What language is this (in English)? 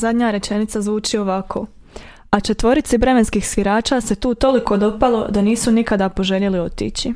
Croatian